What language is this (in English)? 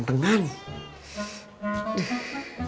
Indonesian